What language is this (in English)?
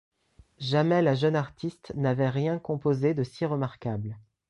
French